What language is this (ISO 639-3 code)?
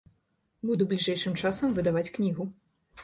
bel